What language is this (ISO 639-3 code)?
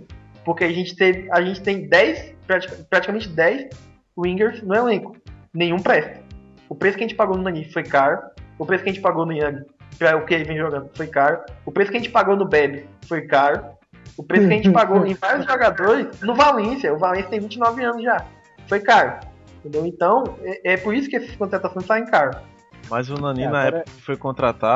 por